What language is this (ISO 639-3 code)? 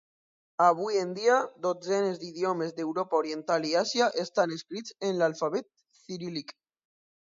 cat